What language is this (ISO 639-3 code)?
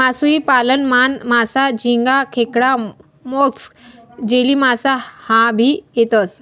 mar